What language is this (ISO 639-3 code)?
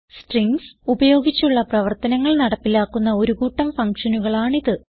mal